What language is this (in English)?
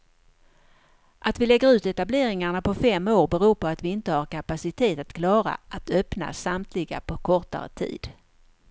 Swedish